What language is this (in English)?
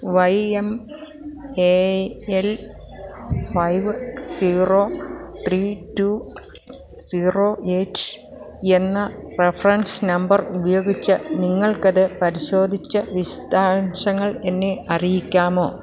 Malayalam